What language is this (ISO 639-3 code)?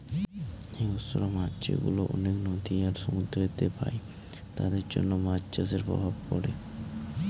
ben